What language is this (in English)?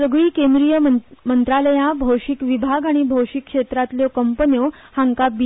Konkani